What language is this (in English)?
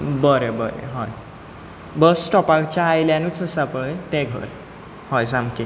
Konkani